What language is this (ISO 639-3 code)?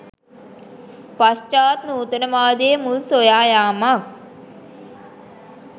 sin